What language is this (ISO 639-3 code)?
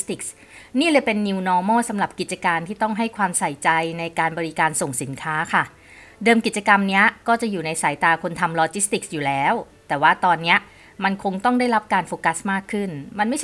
tha